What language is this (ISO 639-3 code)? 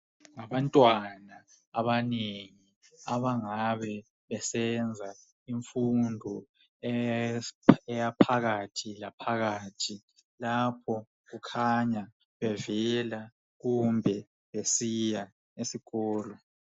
nde